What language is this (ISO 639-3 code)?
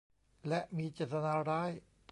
tha